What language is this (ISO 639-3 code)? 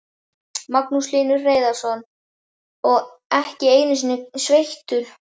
isl